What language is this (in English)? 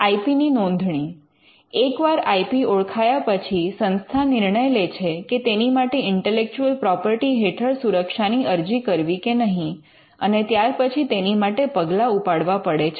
Gujarati